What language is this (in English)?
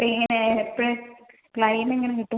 Malayalam